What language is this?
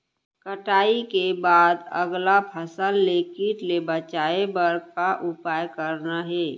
Chhattisgarhi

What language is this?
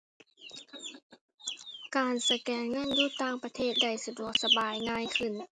Thai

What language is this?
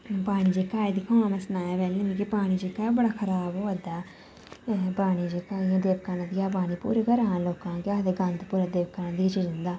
Dogri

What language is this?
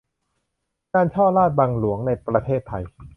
Thai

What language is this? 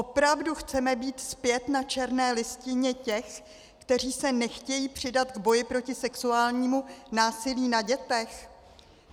Czech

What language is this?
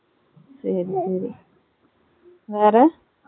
Tamil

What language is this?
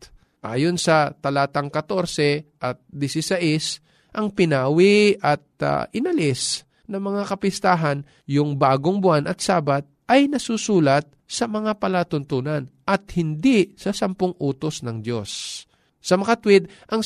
Filipino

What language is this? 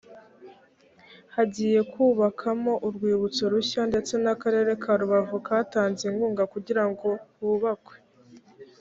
Kinyarwanda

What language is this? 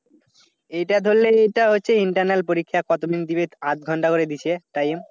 Bangla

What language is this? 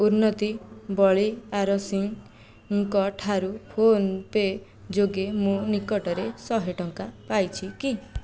Odia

